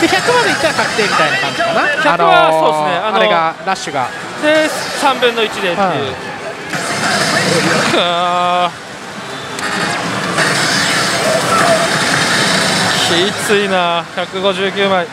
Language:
Japanese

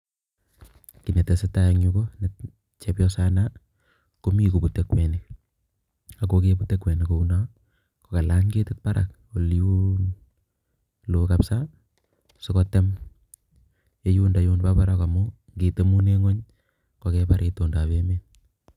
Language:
Kalenjin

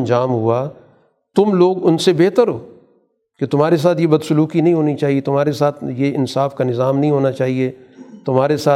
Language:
Urdu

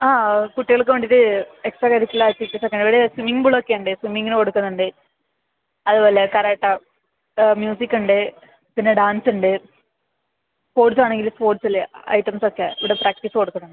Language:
Malayalam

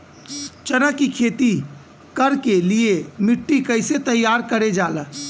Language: Bhojpuri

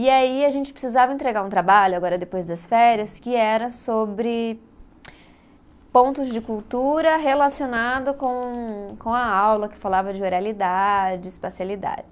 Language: Portuguese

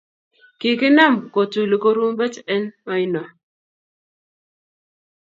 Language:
Kalenjin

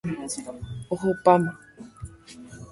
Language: Guarani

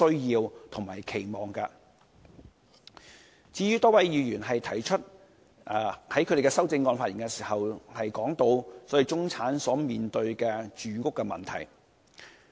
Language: Cantonese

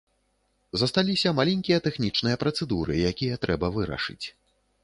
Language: Belarusian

